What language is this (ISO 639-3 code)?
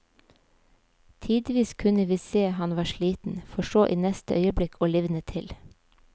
nor